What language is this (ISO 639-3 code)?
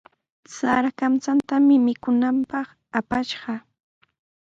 qws